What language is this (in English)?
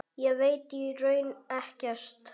Icelandic